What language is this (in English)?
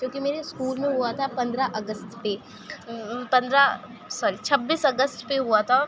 Urdu